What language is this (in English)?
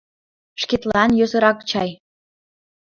Mari